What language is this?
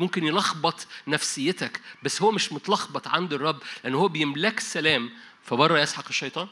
Arabic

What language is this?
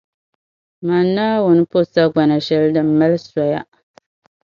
Dagbani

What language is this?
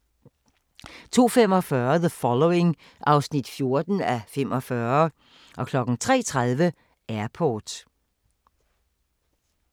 Danish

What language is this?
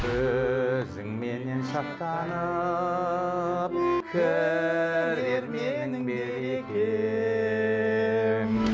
Kazakh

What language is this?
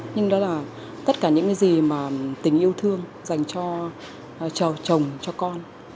Vietnamese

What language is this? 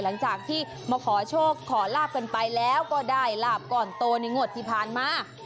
Thai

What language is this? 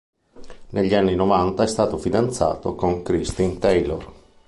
Italian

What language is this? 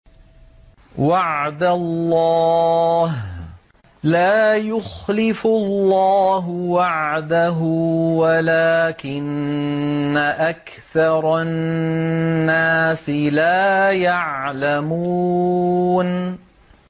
Arabic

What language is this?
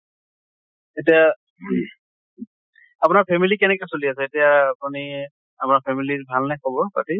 Assamese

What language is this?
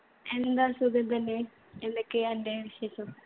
Malayalam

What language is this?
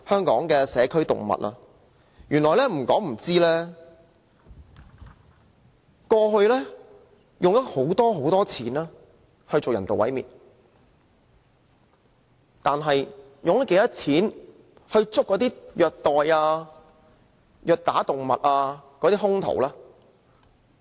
Cantonese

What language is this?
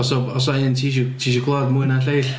Welsh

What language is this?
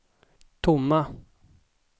Swedish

